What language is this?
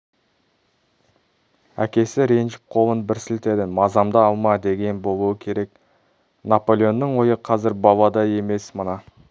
Kazakh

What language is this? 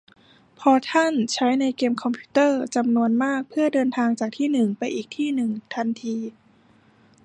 Thai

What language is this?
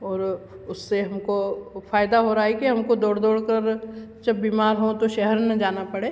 Hindi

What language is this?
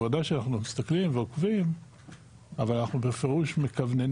Hebrew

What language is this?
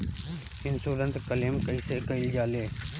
Bhojpuri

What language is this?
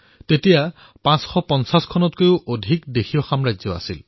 Assamese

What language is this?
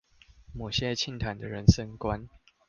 Chinese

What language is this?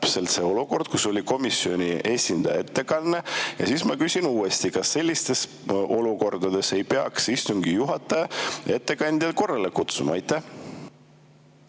Estonian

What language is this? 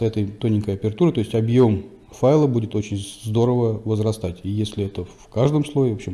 Russian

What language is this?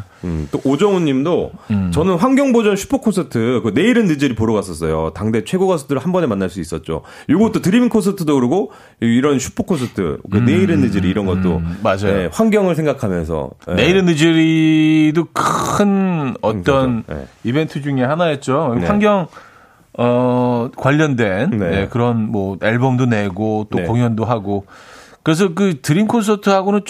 Korean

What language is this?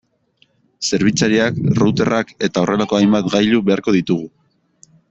Basque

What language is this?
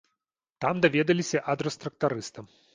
Belarusian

